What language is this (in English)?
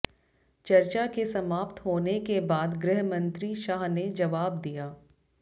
Hindi